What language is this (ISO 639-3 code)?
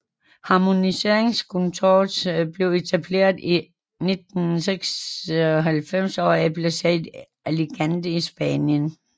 dan